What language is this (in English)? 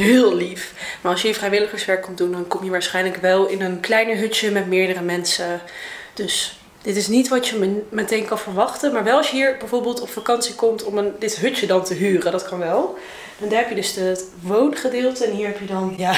Dutch